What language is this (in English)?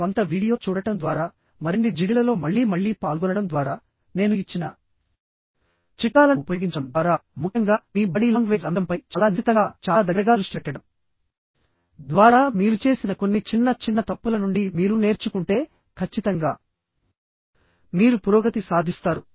Telugu